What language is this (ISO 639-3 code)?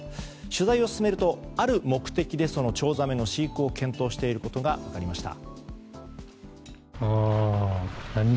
jpn